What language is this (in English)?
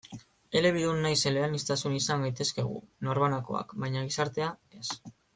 Basque